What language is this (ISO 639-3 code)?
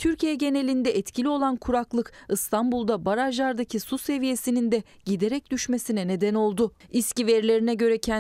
tur